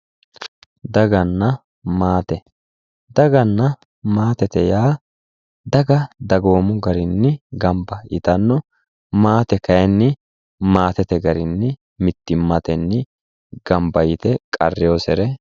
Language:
Sidamo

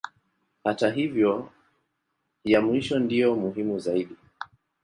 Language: Swahili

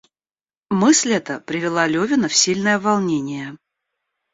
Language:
Russian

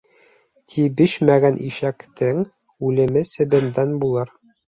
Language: Bashkir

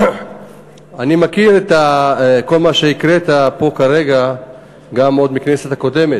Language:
Hebrew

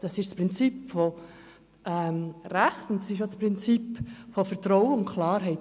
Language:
Swiss German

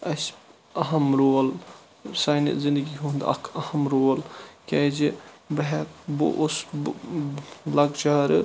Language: Kashmiri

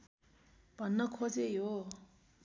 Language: Nepali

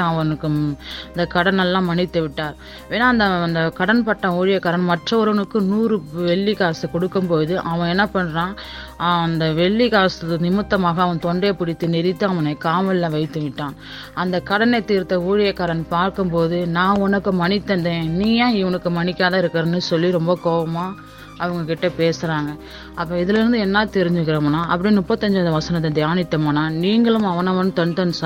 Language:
Tamil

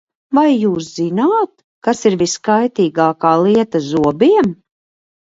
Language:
Latvian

